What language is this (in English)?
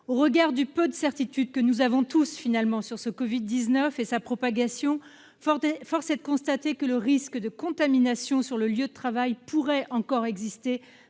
French